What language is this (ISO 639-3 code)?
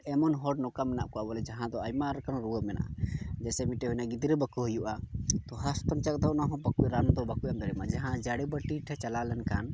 sat